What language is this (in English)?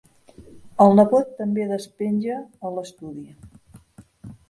Catalan